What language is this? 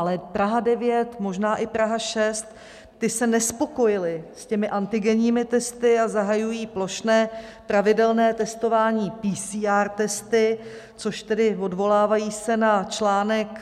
Czech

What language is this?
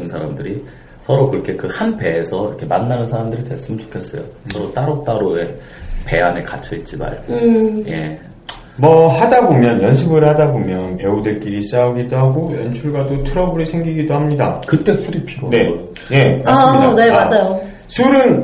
Korean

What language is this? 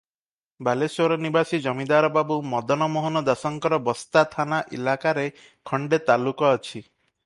Odia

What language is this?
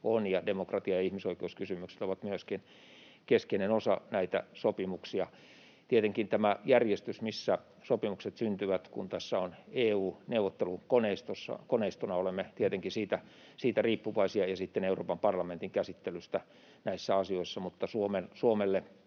Finnish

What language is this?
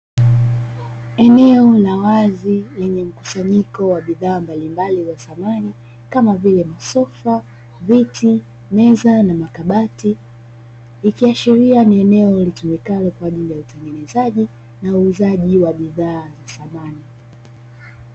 Swahili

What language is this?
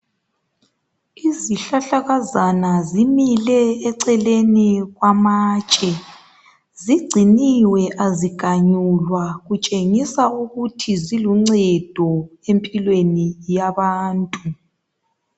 North Ndebele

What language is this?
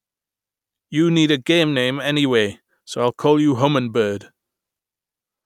English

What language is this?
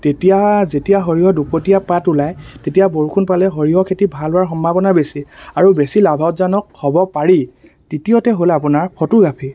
Assamese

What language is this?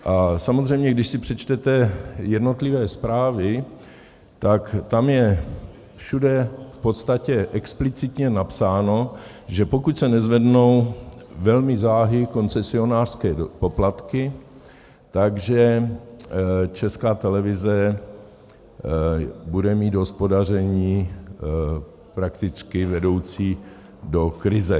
Czech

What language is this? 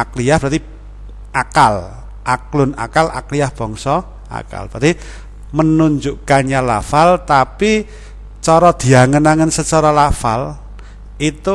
Indonesian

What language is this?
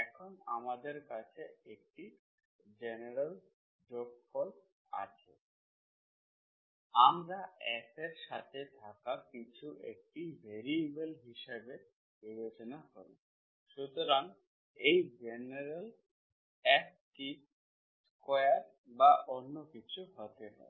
Bangla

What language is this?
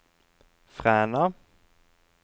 Norwegian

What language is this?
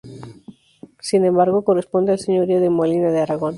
Spanish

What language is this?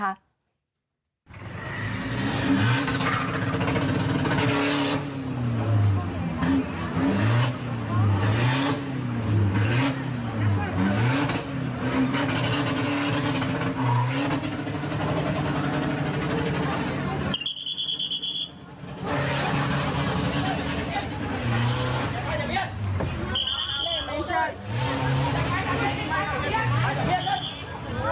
Thai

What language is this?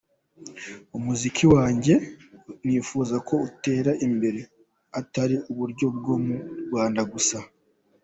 Kinyarwanda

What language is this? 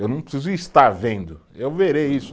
Portuguese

